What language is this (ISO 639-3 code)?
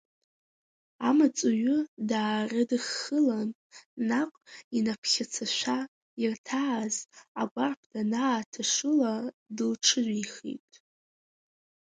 abk